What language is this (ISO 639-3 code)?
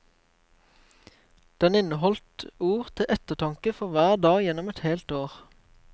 nor